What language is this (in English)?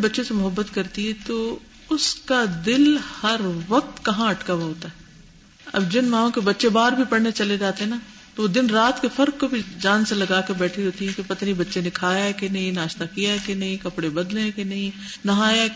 Urdu